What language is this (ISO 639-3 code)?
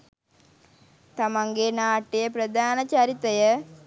sin